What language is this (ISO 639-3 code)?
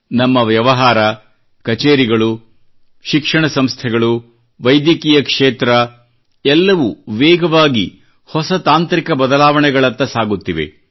kan